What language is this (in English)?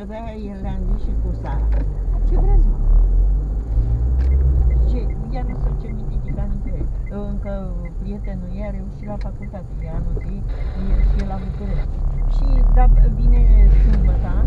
Romanian